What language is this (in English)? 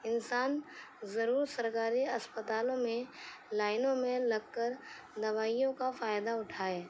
Urdu